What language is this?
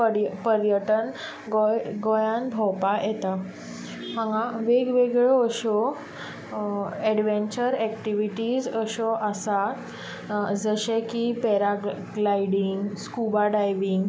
Konkani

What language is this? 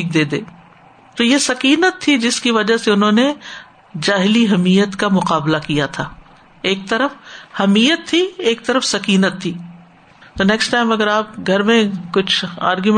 Urdu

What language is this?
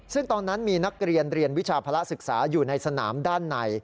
Thai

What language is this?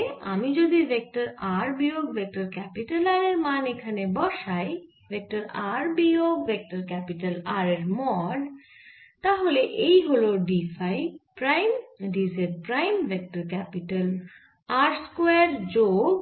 Bangla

